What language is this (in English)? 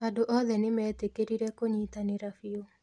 Kikuyu